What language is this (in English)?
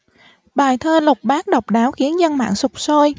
Vietnamese